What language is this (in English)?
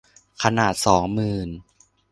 Thai